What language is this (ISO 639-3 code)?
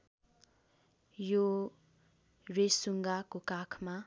nep